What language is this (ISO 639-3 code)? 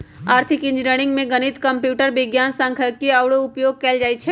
mag